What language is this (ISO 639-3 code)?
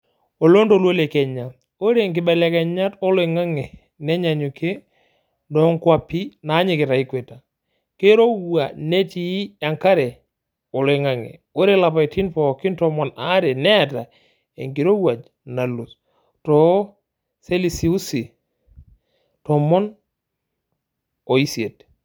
mas